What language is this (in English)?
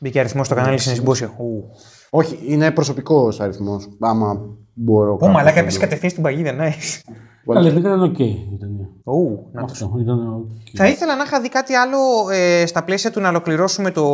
Greek